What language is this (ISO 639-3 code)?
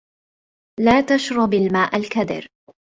ara